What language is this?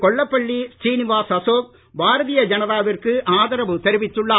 Tamil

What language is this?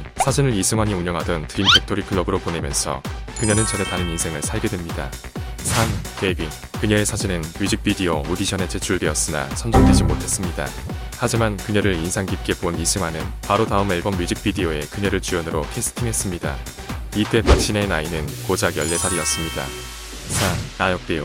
Korean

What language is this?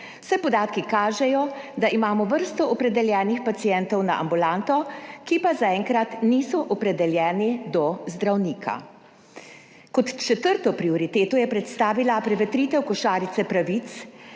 Slovenian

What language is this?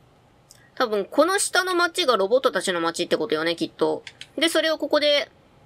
Japanese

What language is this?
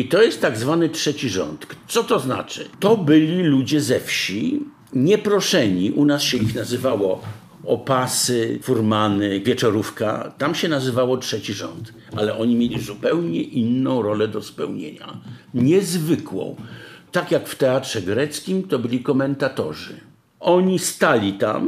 Polish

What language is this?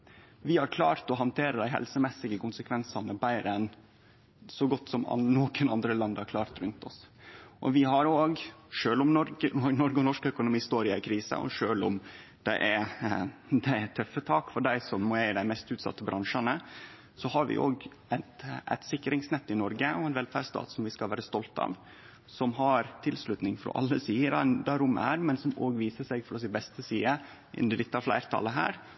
Norwegian Nynorsk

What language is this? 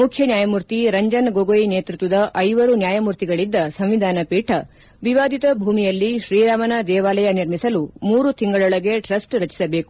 Kannada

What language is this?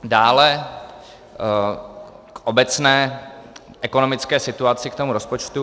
Czech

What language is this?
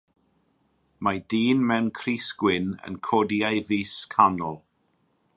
Welsh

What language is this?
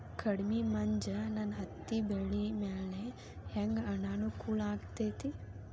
Kannada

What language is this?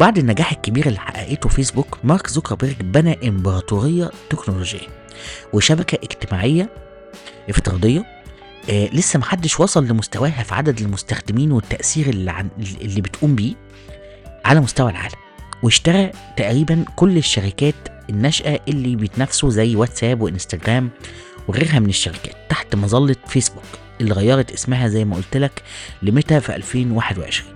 Arabic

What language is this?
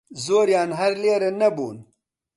Central Kurdish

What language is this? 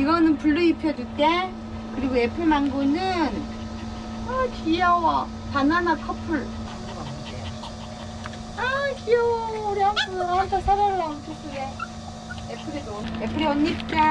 Korean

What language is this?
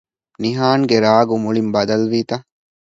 Divehi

